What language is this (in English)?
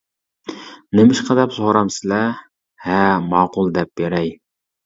Uyghur